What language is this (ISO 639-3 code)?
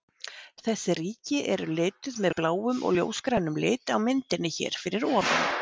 isl